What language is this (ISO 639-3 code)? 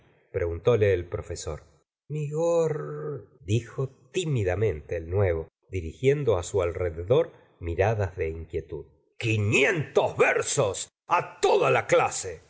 spa